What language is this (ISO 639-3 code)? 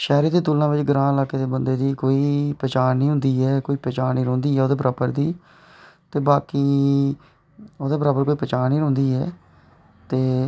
doi